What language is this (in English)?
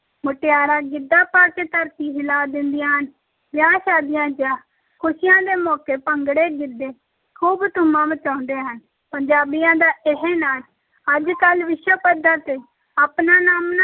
Punjabi